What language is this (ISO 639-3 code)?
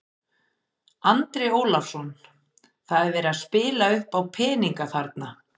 isl